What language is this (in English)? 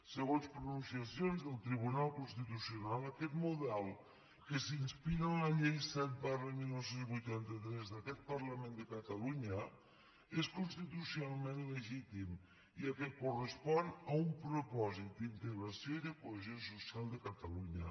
Catalan